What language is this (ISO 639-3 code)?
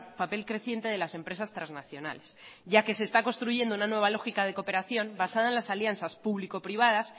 spa